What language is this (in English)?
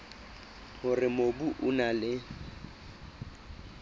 Southern Sotho